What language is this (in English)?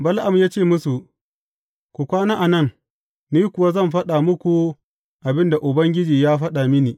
Hausa